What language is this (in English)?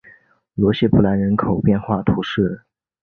Chinese